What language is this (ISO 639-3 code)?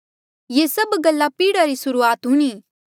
mjl